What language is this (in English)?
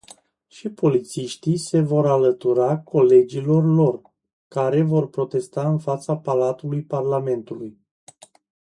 Romanian